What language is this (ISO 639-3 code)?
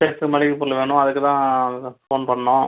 tam